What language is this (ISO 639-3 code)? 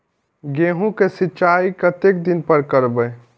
mai